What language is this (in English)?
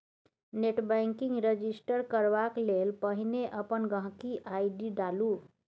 Maithili